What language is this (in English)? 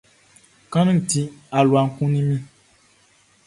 Baoulé